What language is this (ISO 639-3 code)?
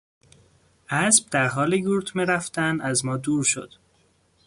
fas